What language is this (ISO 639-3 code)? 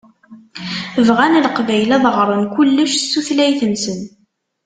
kab